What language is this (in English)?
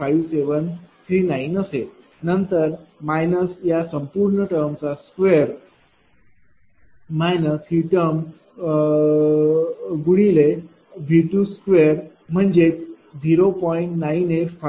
Marathi